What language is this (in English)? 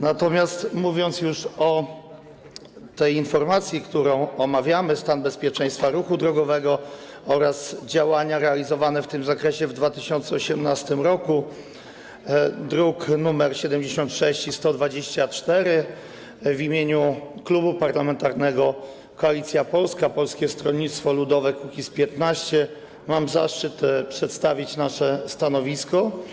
Polish